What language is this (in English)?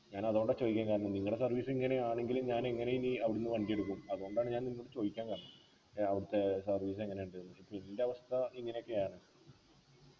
Malayalam